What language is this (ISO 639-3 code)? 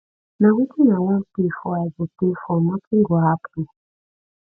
pcm